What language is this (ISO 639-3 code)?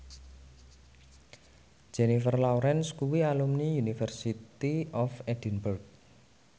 jav